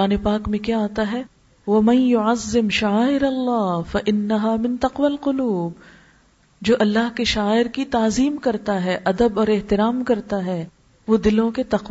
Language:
Urdu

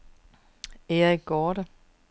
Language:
Danish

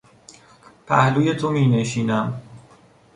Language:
Persian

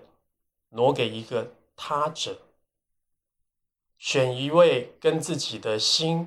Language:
Chinese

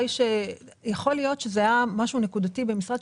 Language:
Hebrew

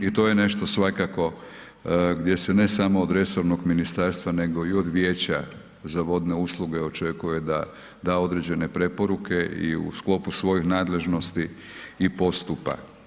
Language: Croatian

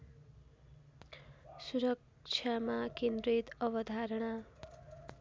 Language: Nepali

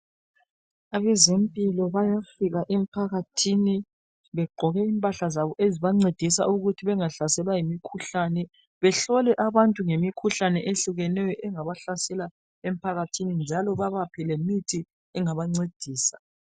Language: North Ndebele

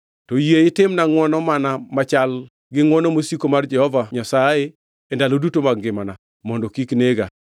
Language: Luo (Kenya and Tanzania)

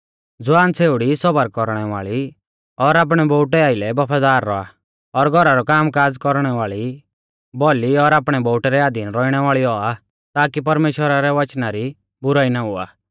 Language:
Mahasu Pahari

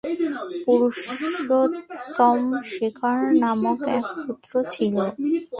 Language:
Bangla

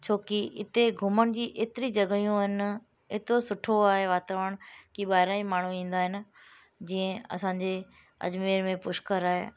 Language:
Sindhi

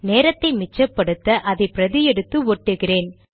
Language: Tamil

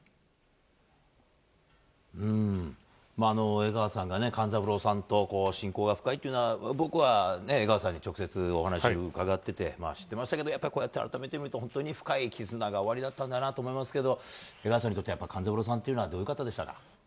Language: Japanese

